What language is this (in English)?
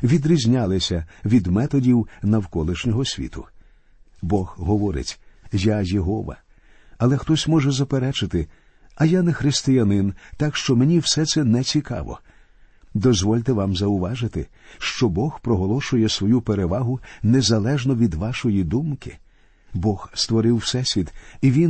Ukrainian